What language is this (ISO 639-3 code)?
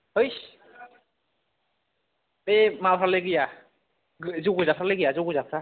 brx